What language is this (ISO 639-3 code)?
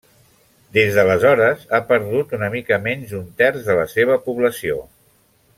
cat